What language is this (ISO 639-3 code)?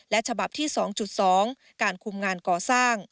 tha